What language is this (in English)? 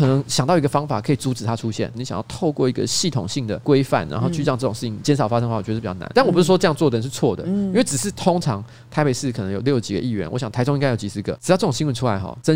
Chinese